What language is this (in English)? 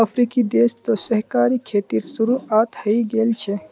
Magahi